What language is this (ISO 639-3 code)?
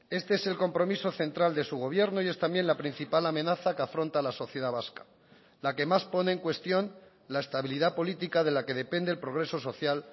spa